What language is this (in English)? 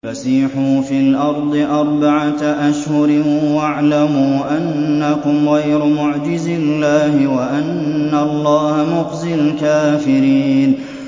Arabic